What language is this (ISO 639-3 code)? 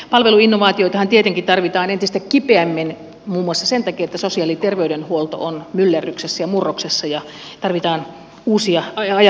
fin